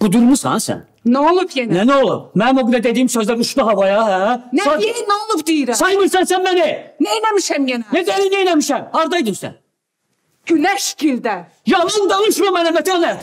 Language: Turkish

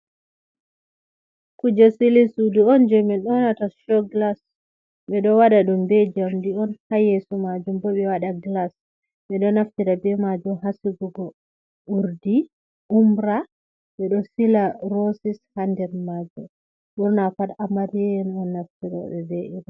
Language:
Fula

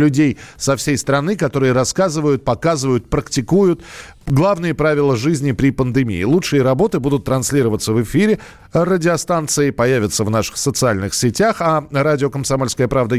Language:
Russian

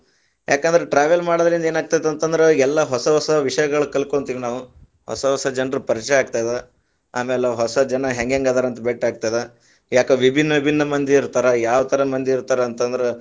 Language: Kannada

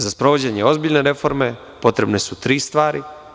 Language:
Serbian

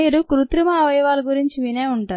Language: Telugu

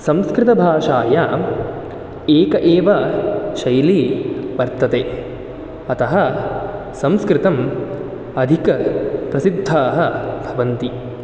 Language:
Sanskrit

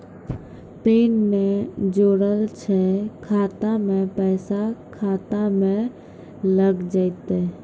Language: Maithili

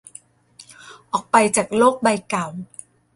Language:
Thai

